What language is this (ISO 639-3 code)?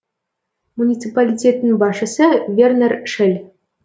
kaz